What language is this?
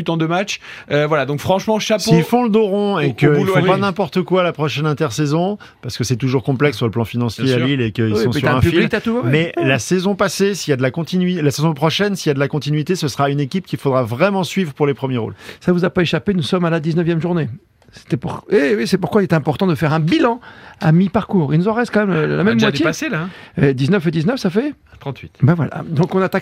French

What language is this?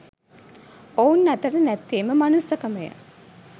Sinhala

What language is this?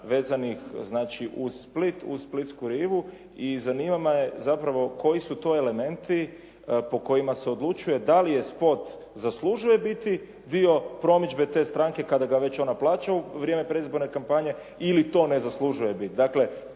Croatian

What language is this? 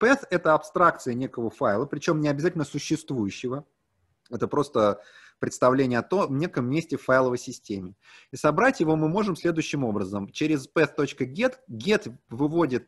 Russian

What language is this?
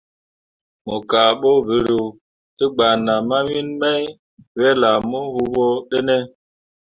Mundang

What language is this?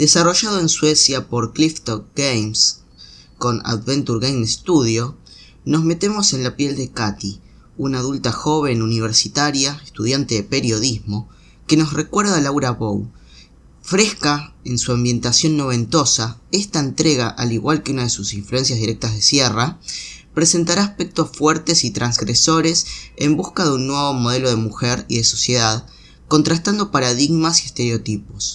Spanish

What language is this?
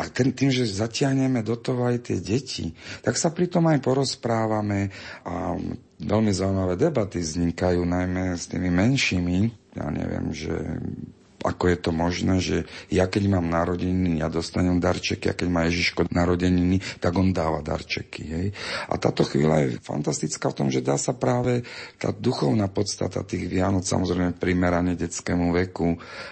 Slovak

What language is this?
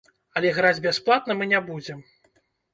Belarusian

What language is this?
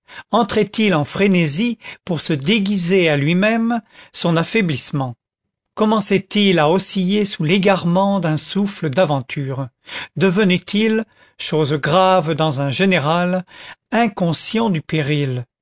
French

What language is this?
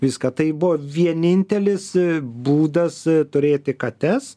Lithuanian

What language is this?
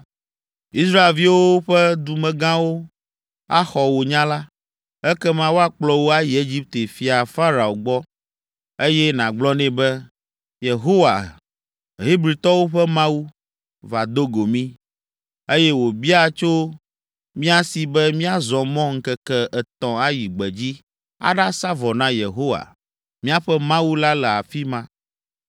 Ewe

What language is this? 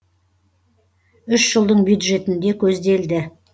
Kazakh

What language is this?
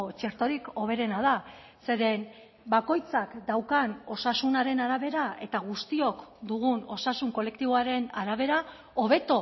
Basque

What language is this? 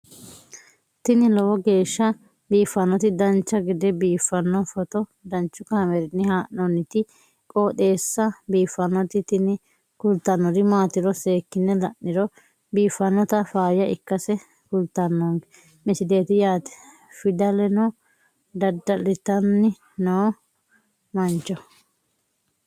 Sidamo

